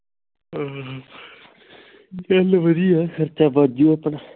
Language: Punjabi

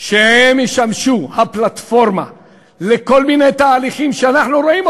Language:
Hebrew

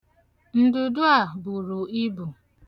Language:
Igbo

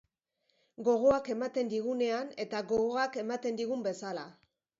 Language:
Basque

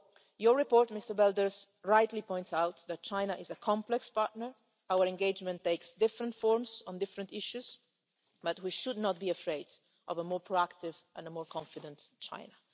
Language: English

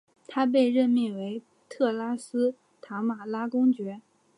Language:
Chinese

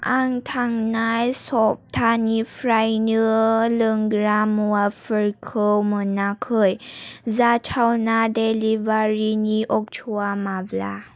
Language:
Bodo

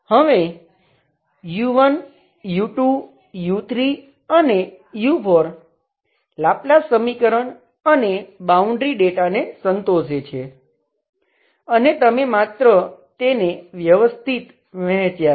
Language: Gujarati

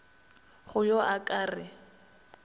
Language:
Northern Sotho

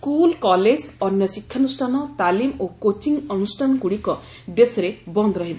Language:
Odia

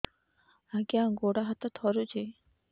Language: Odia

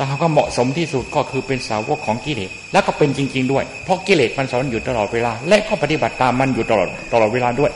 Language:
Thai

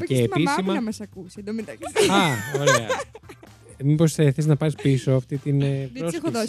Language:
Greek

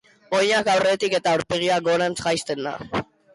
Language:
Basque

